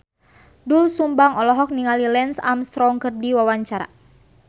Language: Sundanese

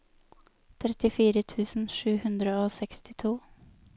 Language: Norwegian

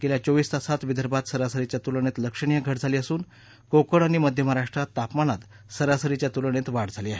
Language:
Marathi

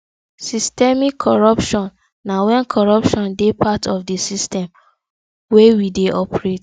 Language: Nigerian Pidgin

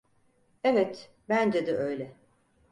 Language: Turkish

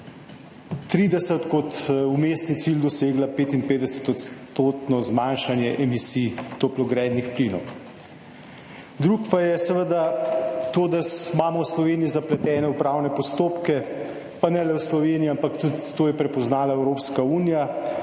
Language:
Slovenian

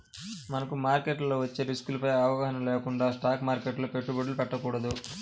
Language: Telugu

